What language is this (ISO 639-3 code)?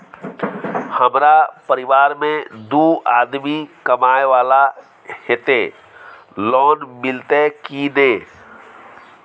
mai